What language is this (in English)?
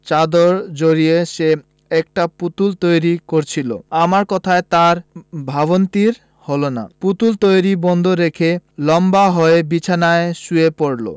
Bangla